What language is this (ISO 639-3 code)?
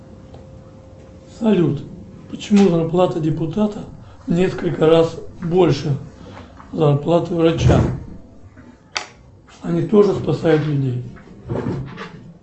rus